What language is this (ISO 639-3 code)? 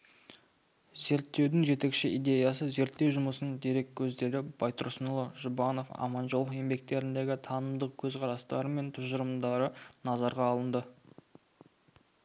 kaz